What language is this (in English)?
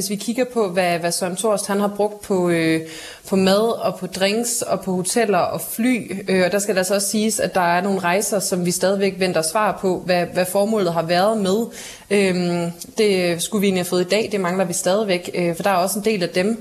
Danish